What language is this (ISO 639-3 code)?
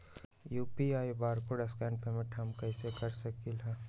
mag